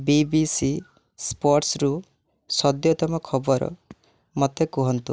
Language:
Odia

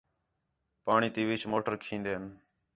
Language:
Khetrani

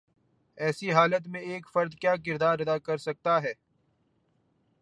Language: Urdu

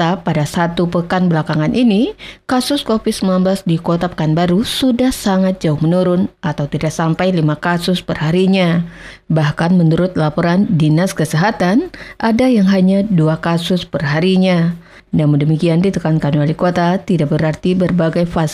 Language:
Indonesian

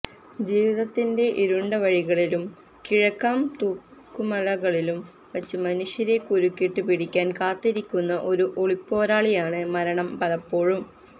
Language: Malayalam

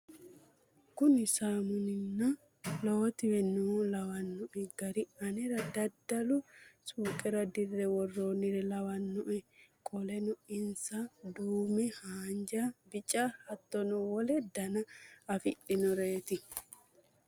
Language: Sidamo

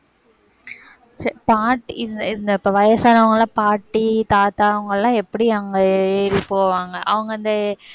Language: Tamil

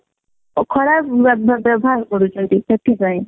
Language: Odia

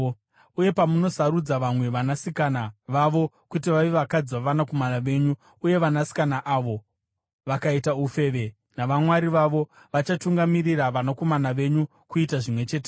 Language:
Shona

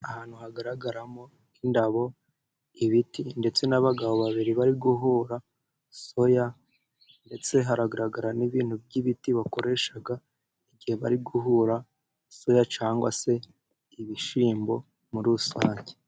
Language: Kinyarwanda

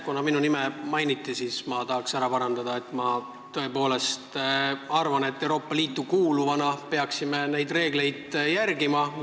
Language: Estonian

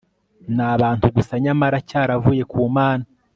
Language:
Kinyarwanda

